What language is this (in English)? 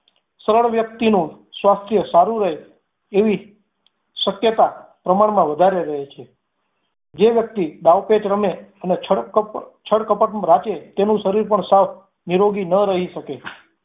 Gujarati